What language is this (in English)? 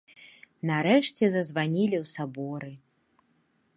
Belarusian